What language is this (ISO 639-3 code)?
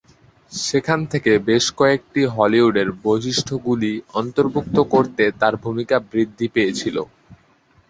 ben